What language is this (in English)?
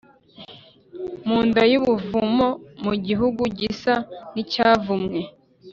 Kinyarwanda